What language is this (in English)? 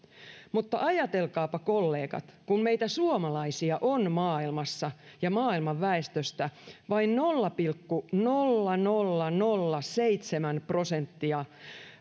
Finnish